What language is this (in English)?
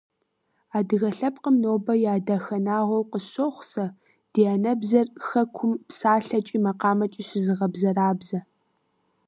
Kabardian